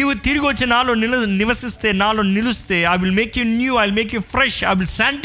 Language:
Telugu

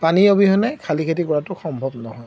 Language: Assamese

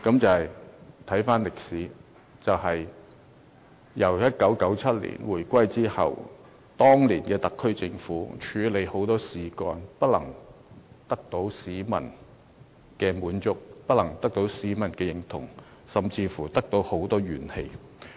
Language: Cantonese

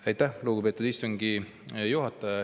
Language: Estonian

